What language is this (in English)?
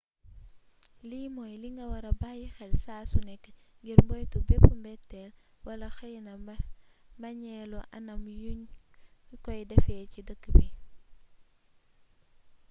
Wolof